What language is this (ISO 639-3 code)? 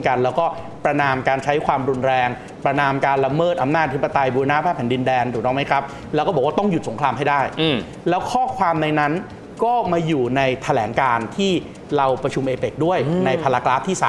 tha